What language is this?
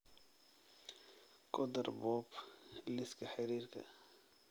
Somali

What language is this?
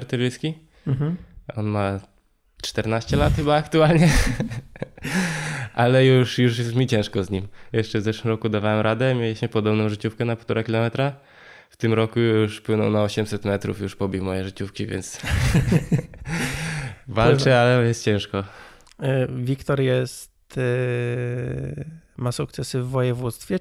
Polish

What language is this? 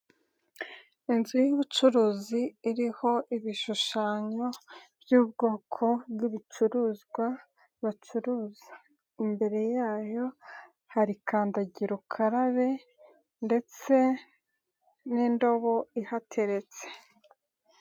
Kinyarwanda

